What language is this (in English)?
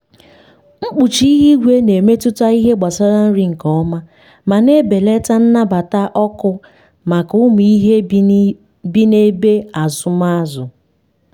Igbo